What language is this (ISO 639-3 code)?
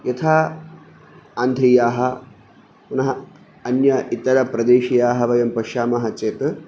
san